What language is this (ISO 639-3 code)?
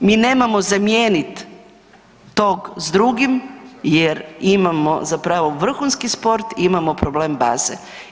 hrv